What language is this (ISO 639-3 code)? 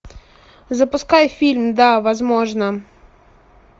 rus